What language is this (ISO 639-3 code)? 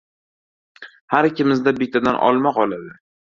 uzb